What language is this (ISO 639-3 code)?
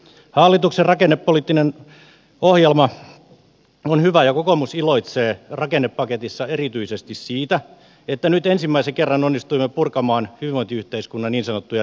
fin